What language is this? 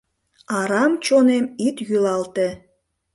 Mari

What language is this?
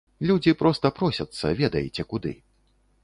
Belarusian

